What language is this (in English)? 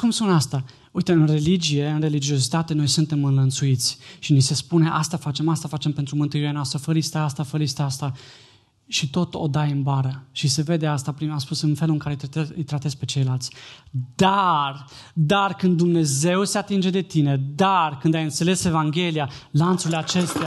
Romanian